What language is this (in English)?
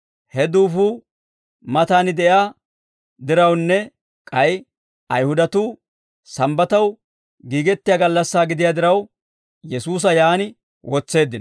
Dawro